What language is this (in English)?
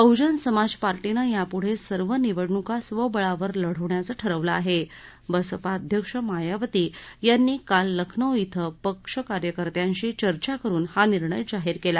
Marathi